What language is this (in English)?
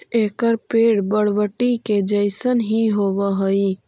Magahi